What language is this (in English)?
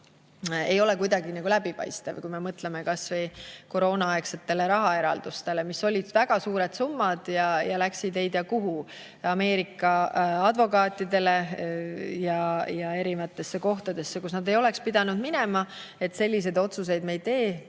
Estonian